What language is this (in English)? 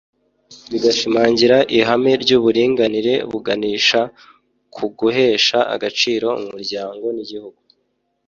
Kinyarwanda